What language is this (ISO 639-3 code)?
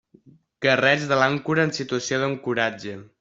cat